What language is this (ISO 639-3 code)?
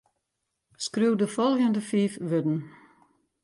fry